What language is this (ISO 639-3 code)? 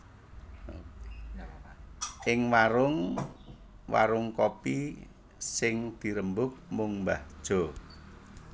jav